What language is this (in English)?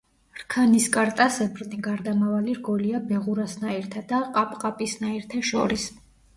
Georgian